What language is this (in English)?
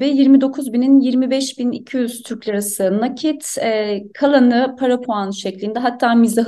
Turkish